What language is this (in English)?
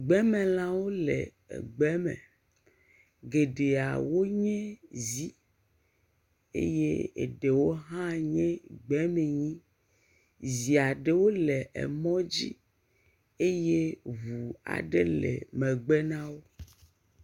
Ewe